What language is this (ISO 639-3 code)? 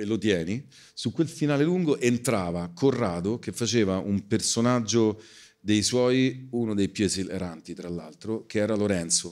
ita